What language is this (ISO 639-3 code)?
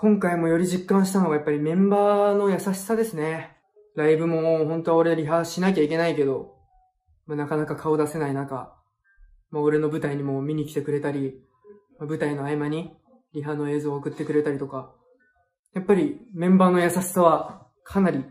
jpn